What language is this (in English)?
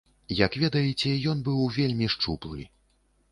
Belarusian